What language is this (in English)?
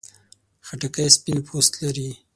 Pashto